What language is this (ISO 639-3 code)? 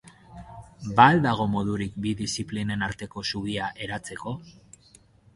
eus